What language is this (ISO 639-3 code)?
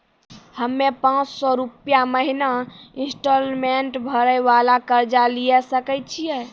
mai